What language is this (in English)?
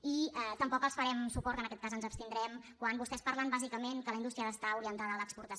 Catalan